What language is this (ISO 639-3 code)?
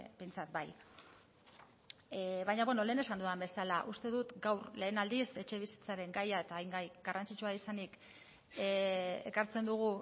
eus